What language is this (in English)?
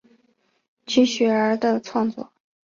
Chinese